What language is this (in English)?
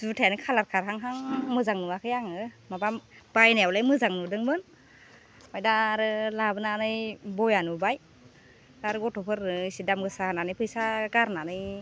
Bodo